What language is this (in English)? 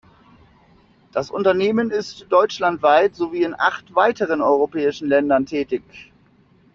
German